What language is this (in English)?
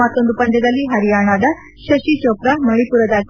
Kannada